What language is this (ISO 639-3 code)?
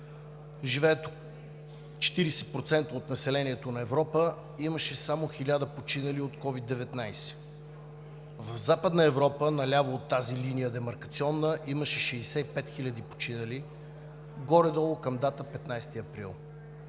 bul